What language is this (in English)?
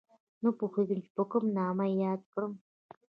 Pashto